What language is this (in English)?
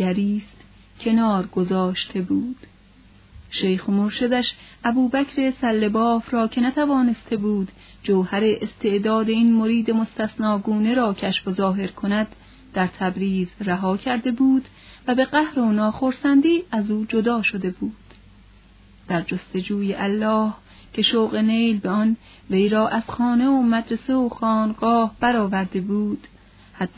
Persian